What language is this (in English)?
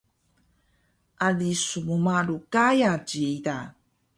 Taroko